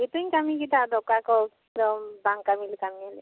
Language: Santali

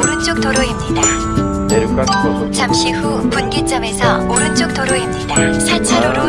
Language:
Korean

